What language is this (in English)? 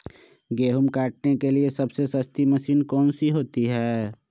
Magahi